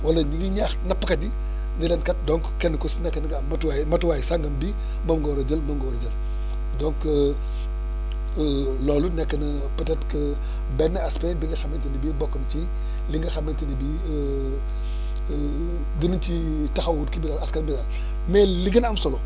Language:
Wolof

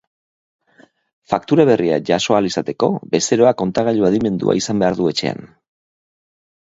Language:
Basque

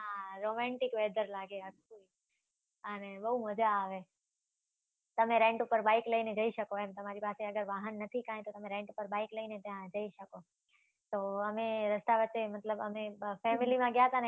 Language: Gujarati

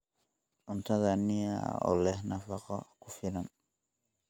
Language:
Somali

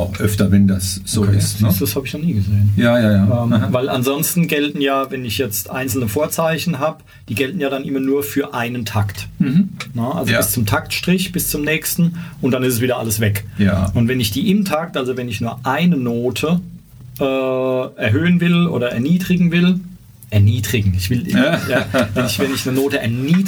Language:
German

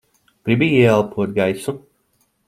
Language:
Latvian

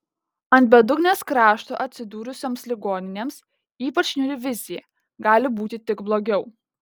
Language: Lithuanian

